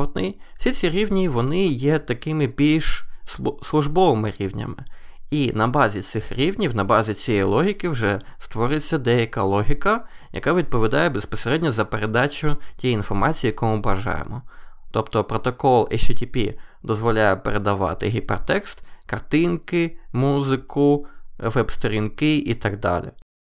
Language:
Ukrainian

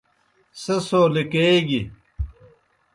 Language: Kohistani Shina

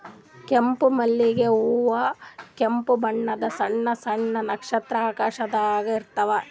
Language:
Kannada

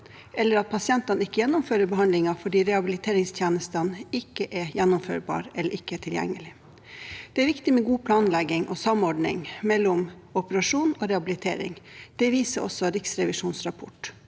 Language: Norwegian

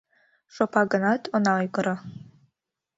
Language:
Mari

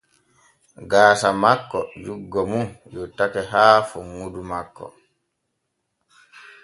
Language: Borgu Fulfulde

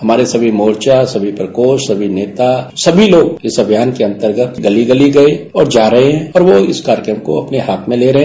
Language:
Hindi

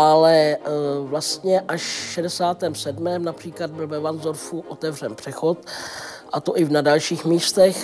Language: Czech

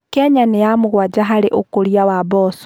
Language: Kikuyu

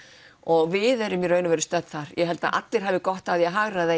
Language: Icelandic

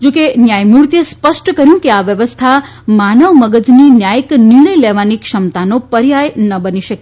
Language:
Gujarati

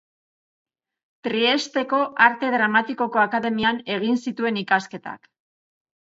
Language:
Basque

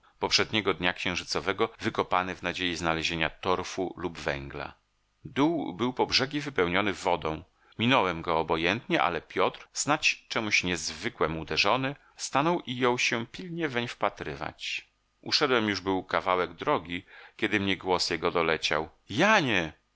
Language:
Polish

